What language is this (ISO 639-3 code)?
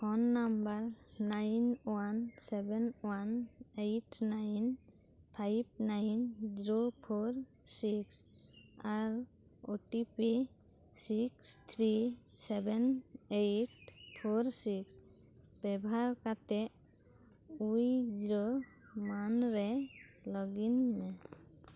sat